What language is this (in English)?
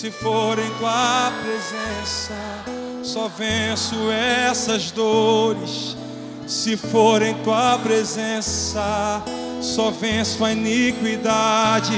Portuguese